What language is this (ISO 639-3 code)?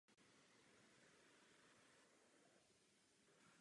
ces